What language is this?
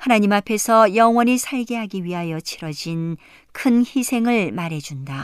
Korean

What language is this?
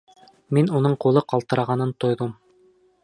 Bashkir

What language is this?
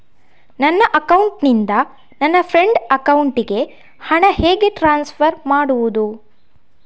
Kannada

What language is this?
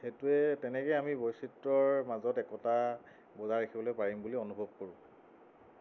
Assamese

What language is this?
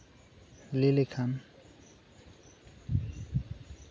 Santali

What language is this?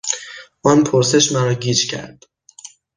Persian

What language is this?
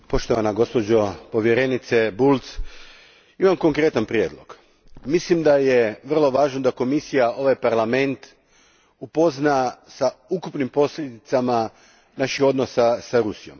Croatian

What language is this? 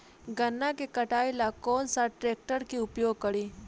Bhojpuri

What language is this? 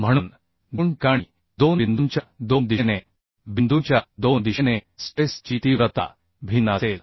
Marathi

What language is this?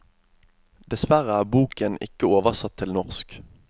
Norwegian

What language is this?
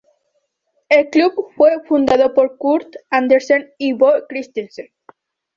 Spanish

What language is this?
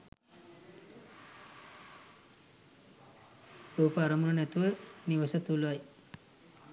Sinhala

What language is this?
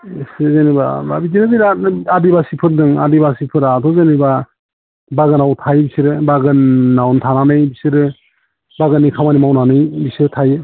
Bodo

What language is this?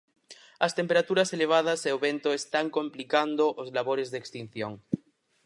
Galician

